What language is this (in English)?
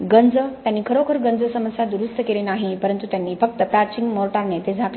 Marathi